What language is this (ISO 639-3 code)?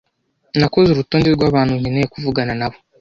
kin